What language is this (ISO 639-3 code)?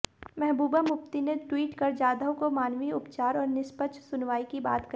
hin